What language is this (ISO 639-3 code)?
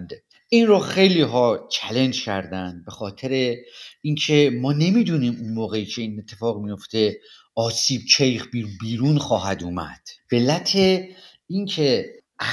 fas